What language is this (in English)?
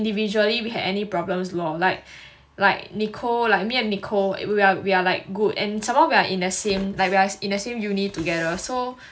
English